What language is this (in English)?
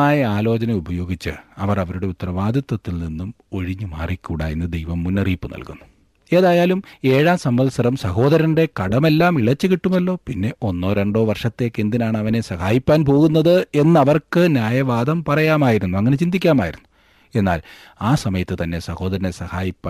Malayalam